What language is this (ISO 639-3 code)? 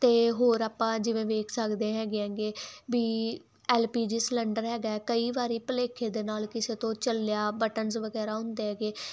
pan